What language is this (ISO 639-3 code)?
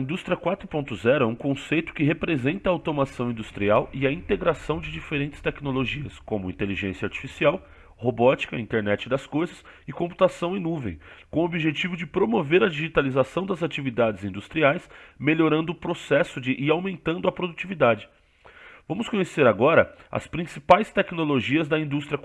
por